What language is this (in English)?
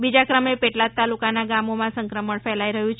Gujarati